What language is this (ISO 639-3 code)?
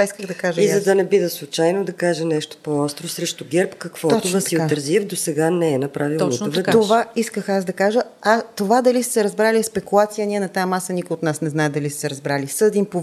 bul